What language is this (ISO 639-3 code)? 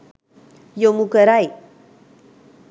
sin